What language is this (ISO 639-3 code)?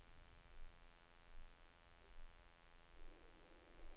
dan